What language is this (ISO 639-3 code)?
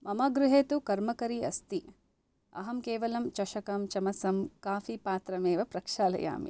san